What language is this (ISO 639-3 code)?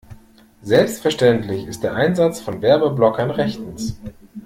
deu